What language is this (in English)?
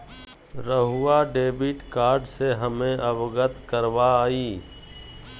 Magahi